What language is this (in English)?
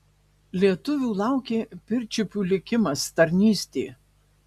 Lithuanian